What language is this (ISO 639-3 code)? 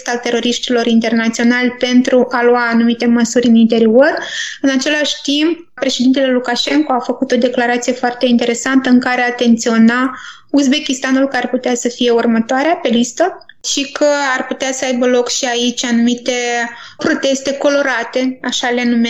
ron